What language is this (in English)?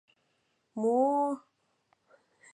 Mari